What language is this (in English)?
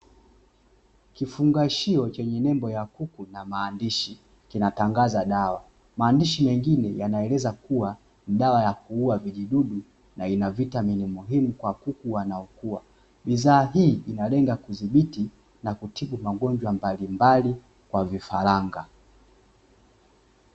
Swahili